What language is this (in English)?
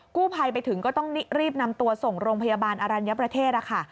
Thai